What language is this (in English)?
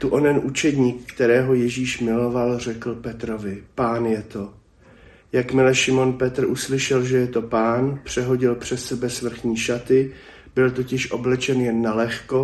Czech